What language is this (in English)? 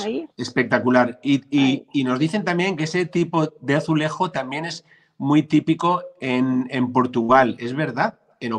Spanish